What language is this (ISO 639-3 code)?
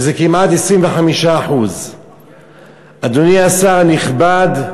heb